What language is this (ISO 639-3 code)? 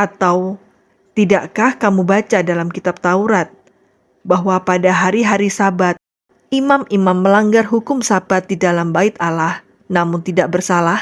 ind